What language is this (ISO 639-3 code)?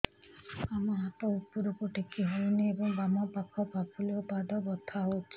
ori